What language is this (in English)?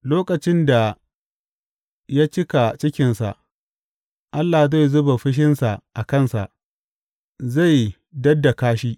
Hausa